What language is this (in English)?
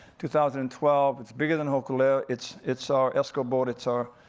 English